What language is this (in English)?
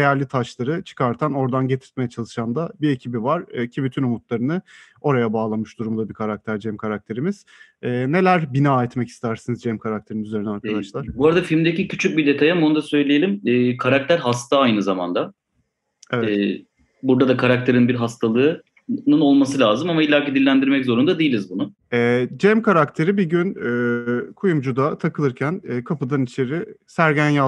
Turkish